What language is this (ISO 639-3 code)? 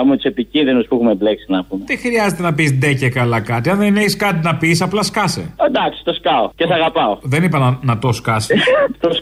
ell